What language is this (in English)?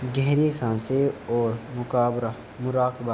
Urdu